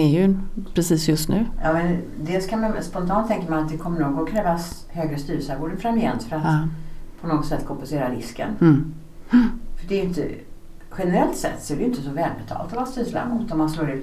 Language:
Swedish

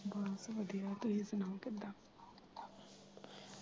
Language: Punjabi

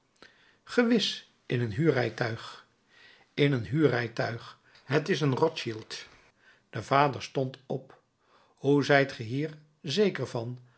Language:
Dutch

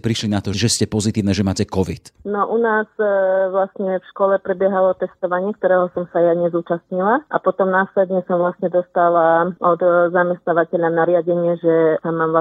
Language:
Slovak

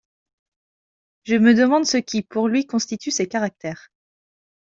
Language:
French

